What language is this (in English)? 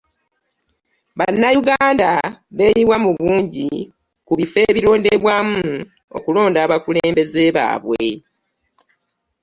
Ganda